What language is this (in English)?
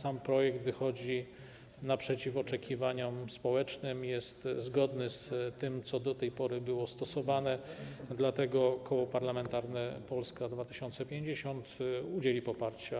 Polish